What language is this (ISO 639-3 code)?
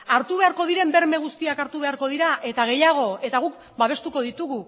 eus